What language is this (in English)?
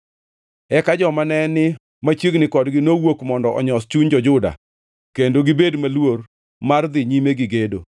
Luo (Kenya and Tanzania)